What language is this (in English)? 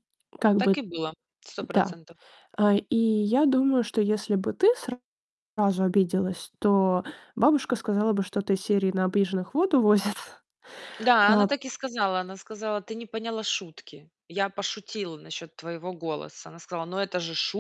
Russian